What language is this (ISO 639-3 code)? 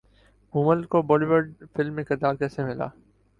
urd